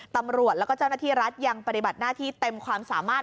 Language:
Thai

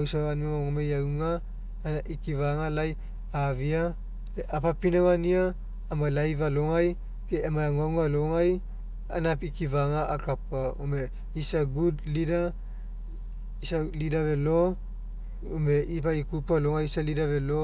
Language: Mekeo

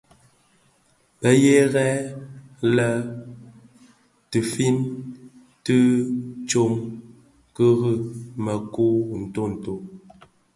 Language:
Bafia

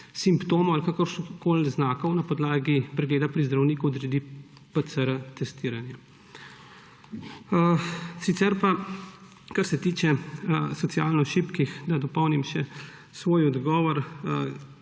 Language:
Slovenian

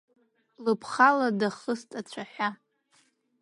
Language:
Abkhazian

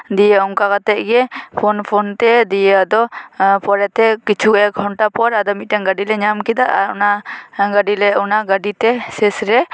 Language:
Santali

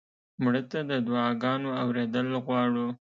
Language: Pashto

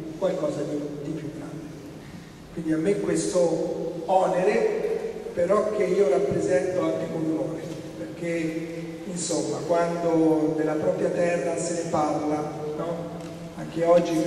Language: Italian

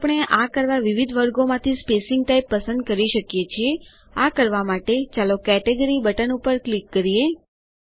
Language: Gujarati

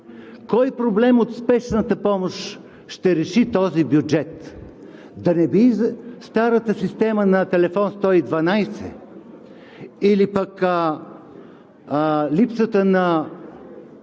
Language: Bulgarian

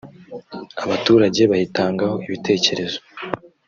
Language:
Kinyarwanda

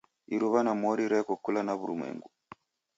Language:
Taita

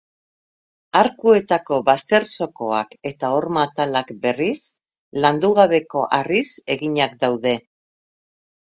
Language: Basque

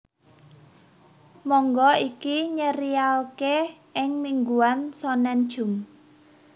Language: Javanese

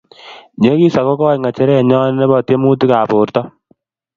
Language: Kalenjin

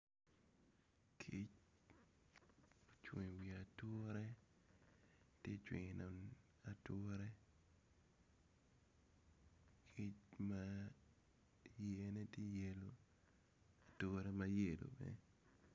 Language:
Acoli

